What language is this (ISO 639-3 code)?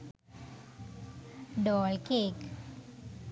sin